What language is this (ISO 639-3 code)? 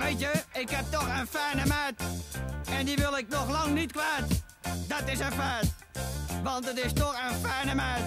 nld